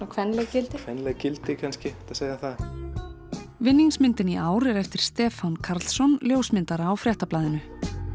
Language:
Icelandic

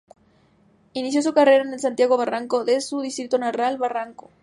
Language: Spanish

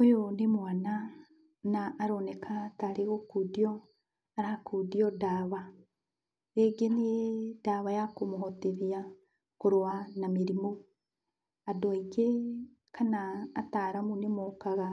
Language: Kikuyu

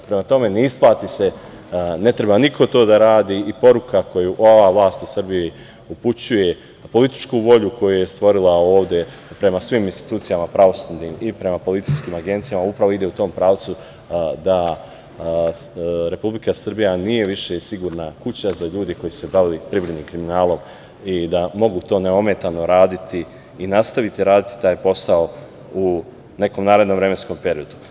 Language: Serbian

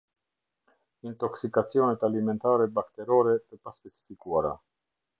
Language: Albanian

